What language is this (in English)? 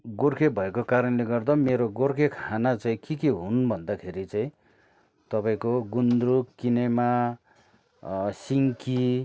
Nepali